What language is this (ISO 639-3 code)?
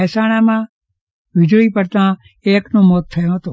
guj